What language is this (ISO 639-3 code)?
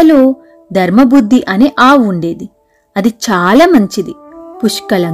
tel